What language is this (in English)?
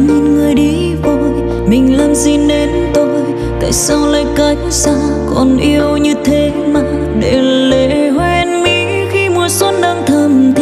Vietnamese